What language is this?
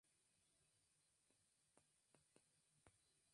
Arabic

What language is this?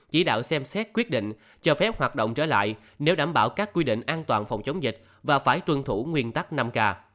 Vietnamese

